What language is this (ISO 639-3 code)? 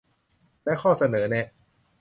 tha